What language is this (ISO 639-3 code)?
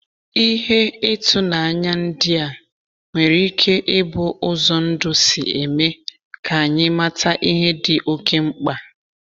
ibo